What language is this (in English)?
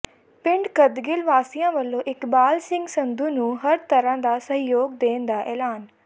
Punjabi